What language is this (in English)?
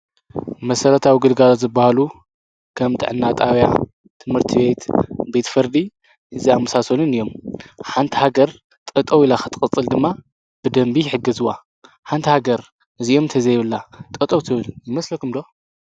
Tigrinya